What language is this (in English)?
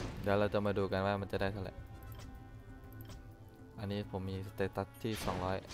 Thai